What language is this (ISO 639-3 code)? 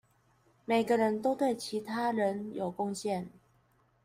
zho